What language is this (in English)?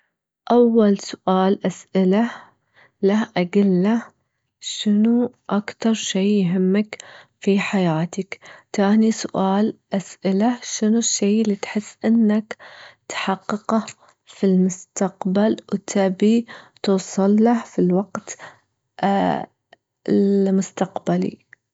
Gulf Arabic